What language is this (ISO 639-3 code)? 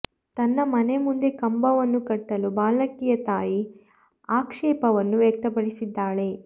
kan